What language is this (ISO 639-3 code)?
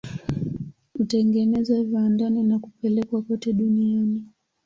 swa